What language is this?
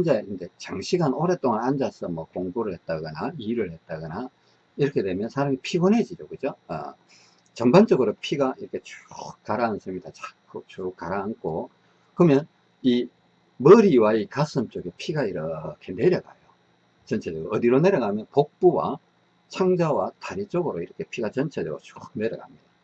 Korean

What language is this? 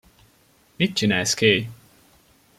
Hungarian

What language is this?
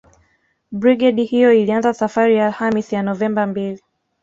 Swahili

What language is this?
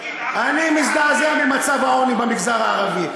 Hebrew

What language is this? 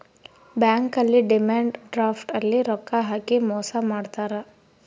Kannada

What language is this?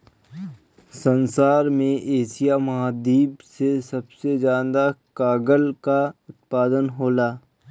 Bhojpuri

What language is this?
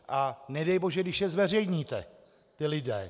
Czech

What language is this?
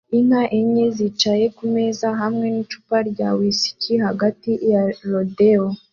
Kinyarwanda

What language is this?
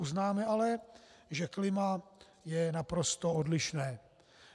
Czech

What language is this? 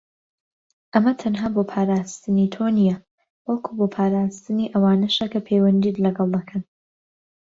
Central Kurdish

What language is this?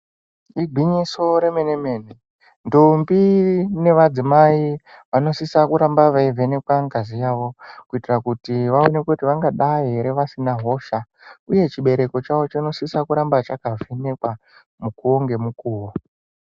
Ndau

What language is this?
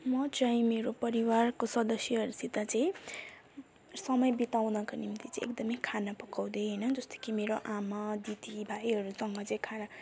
Nepali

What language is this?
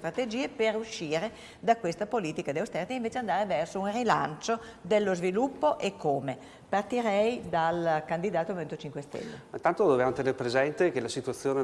Italian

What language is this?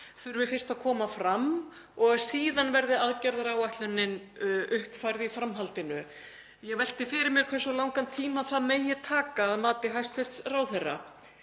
Icelandic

